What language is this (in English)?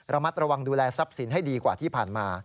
Thai